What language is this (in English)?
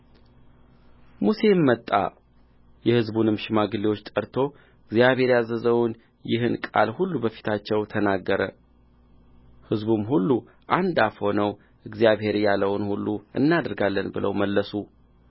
Amharic